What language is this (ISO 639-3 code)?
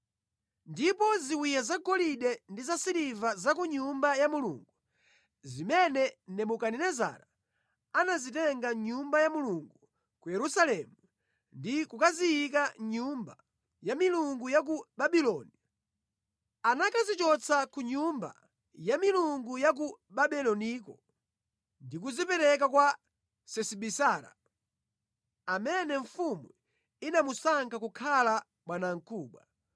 nya